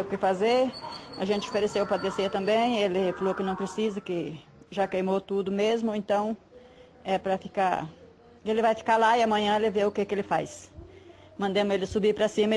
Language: Portuguese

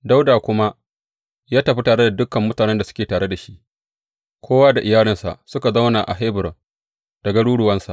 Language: Hausa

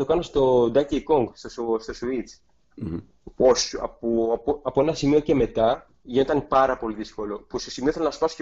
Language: Greek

